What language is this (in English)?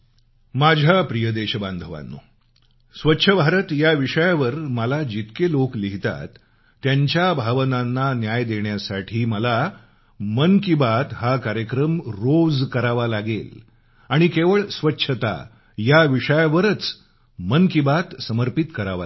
Marathi